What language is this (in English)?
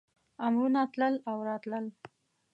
Pashto